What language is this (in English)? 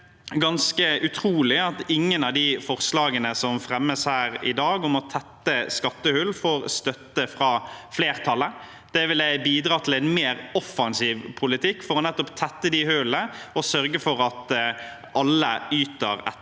Norwegian